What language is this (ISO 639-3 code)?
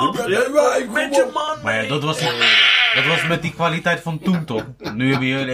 nld